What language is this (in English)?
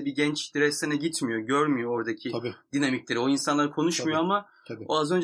Turkish